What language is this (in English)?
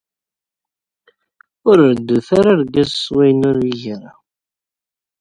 Kabyle